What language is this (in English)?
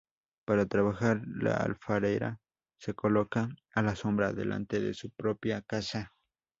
Spanish